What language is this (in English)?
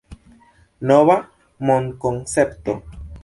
Esperanto